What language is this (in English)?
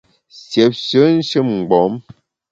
Bamun